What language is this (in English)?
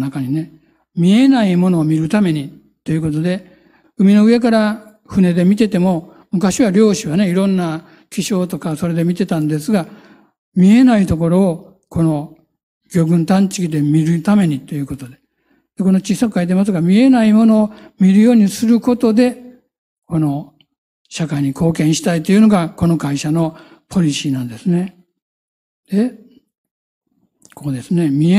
Japanese